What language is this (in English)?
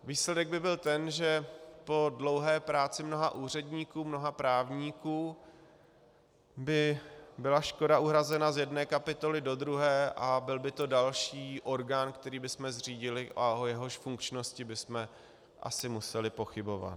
Czech